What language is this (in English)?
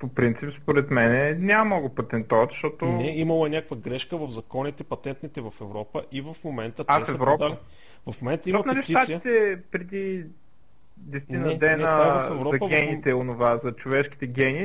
Bulgarian